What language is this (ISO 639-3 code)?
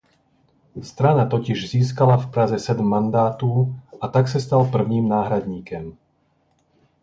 ces